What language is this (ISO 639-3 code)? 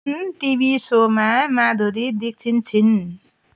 nep